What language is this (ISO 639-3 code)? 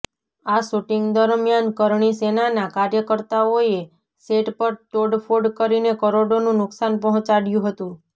guj